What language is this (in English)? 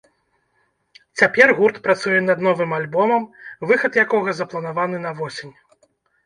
Belarusian